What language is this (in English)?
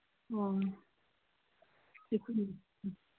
Manipuri